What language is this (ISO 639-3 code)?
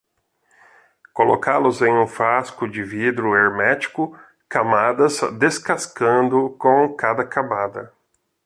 por